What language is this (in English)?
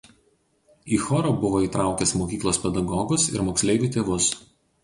Lithuanian